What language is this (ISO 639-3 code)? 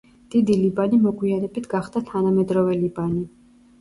kat